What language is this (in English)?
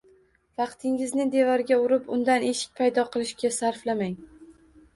Uzbek